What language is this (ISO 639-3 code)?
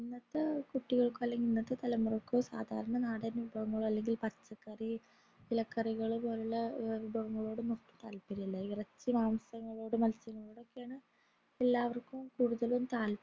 mal